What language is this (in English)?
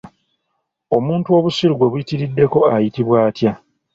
Ganda